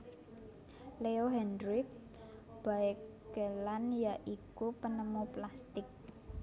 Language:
Javanese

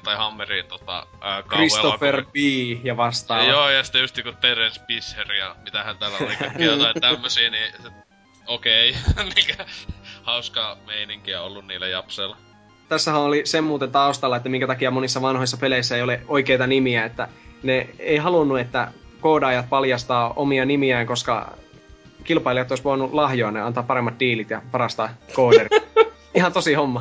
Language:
Finnish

